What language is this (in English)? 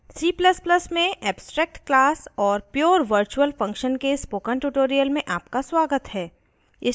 Hindi